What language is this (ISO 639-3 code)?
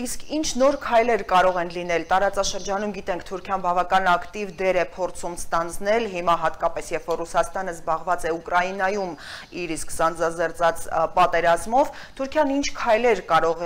tur